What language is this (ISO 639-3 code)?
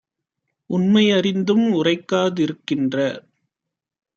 tam